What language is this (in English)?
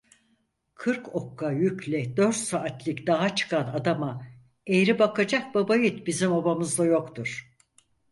Turkish